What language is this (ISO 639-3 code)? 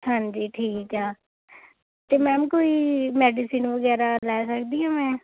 pan